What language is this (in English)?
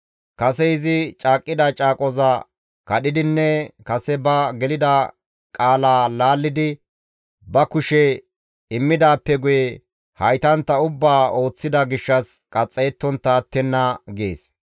Gamo